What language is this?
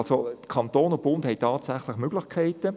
Swiss German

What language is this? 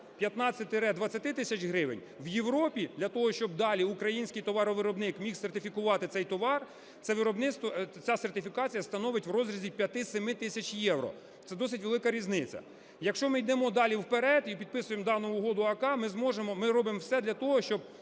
Ukrainian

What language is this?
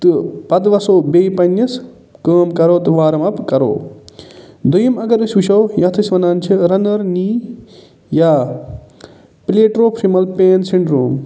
Kashmiri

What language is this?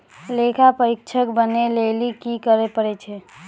Maithili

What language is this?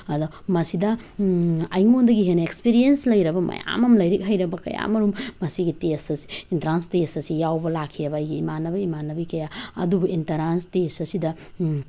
Manipuri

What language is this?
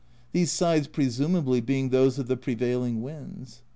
English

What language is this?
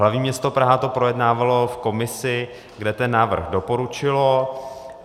Czech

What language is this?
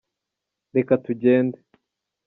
Kinyarwanda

